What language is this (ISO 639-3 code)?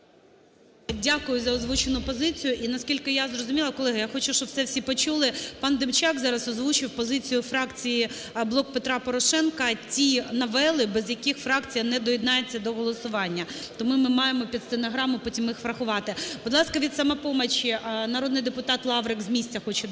ukr